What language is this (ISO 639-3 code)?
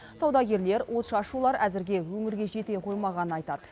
kaz